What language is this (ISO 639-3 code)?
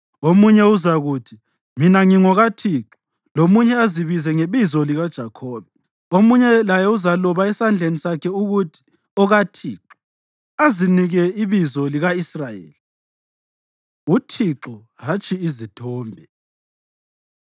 nde